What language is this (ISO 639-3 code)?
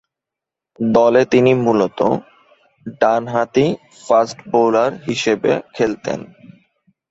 ben